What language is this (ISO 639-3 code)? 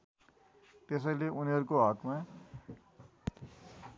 nep